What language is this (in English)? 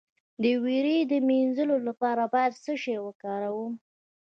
Pashto